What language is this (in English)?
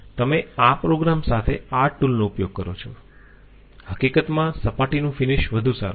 Gujarati